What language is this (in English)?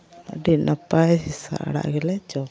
Santali